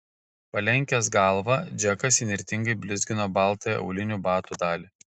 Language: Lithuanian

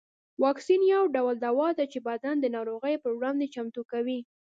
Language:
Pashto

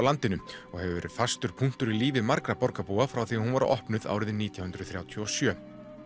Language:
Icelandic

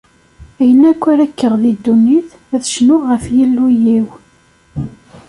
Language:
Kabyle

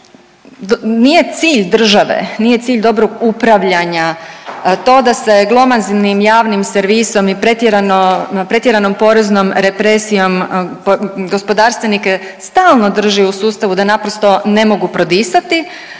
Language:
Croatian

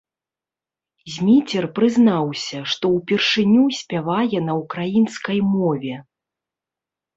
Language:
Belarusian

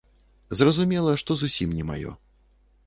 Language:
Belarusian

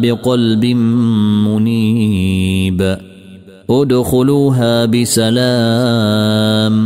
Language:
Arabic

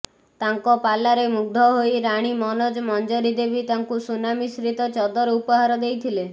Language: Odia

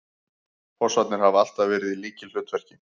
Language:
Icelandic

